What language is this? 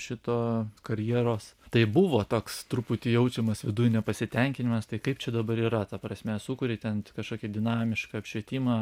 Lithuanian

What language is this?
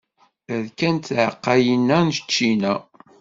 Kabyle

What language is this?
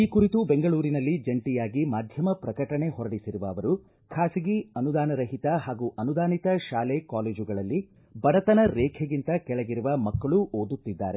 Kannada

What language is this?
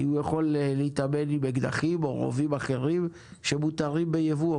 Hebrew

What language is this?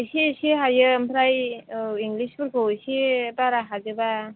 Bodo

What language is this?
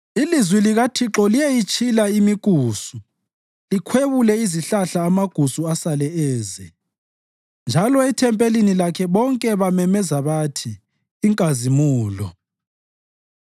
North Ndebele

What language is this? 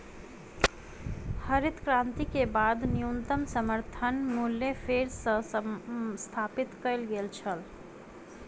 Maithili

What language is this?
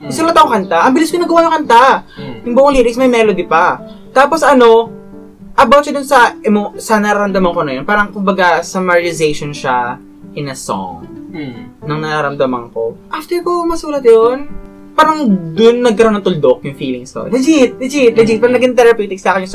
Filipino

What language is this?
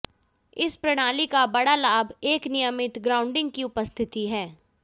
Hindi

